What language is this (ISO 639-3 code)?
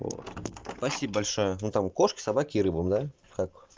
rus